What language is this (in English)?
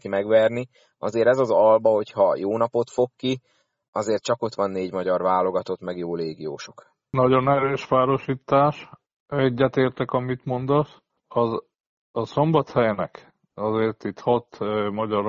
Hungarian